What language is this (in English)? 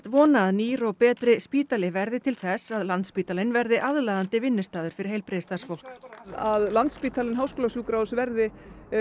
Icelandic